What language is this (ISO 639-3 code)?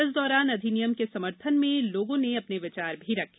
hin